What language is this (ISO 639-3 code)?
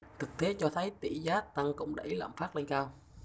vie